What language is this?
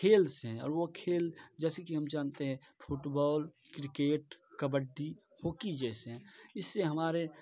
Hindi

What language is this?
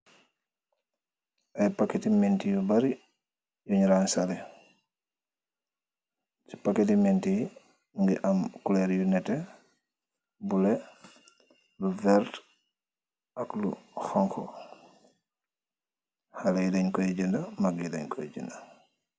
Wolof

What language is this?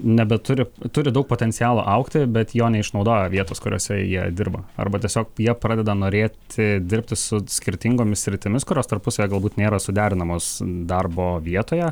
Lithuanian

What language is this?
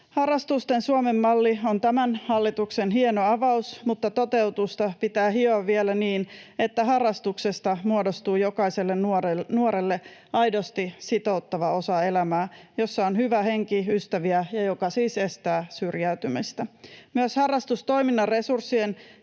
Finnish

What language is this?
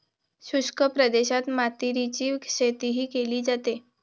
Marathi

